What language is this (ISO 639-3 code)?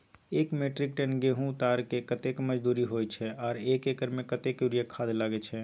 mai